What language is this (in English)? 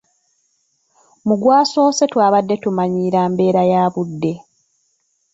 Ganda